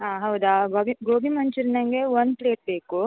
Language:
Kannada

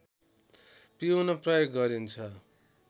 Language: Nepali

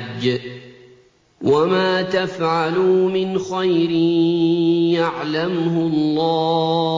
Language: Arabic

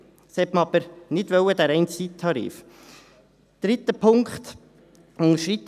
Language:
Swiss German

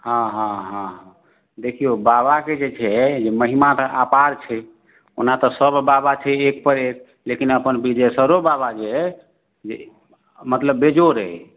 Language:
Maithili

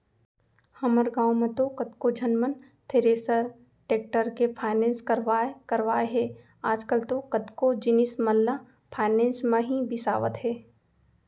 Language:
Chhattisgarhi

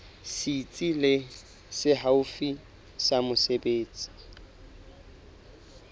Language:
Southern Sotho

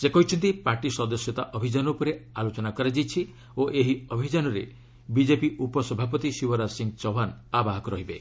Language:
Odia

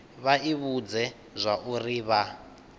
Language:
Venda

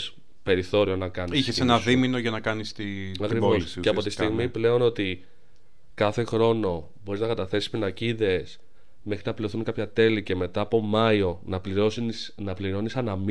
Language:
Greek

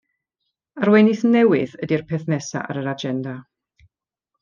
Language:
Welsh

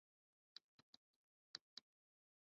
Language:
Chinese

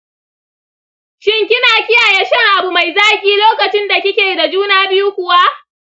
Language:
Hausa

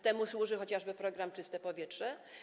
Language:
Polish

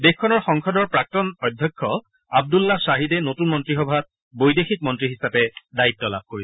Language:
Assamese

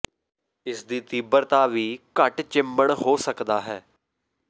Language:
Punjabi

